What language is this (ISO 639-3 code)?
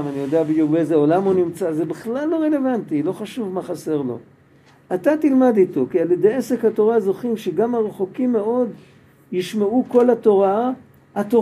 heb